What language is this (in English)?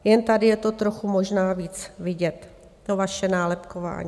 Czech